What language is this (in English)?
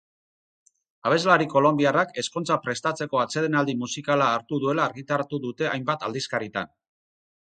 Basque